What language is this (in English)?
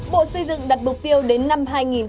Vietnamese